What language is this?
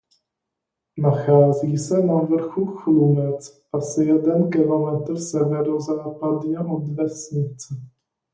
Czech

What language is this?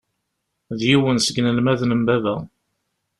Kabyle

